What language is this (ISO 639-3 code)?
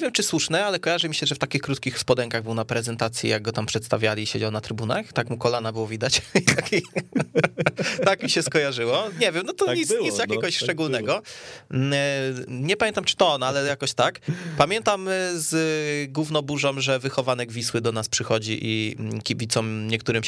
pol